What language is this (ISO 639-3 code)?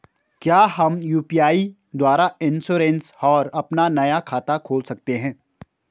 hin